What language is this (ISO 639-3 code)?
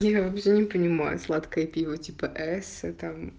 rus